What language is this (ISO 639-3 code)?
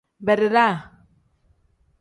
kdh